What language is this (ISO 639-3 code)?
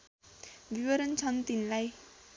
nep